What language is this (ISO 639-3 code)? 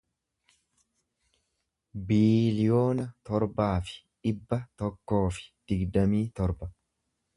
orm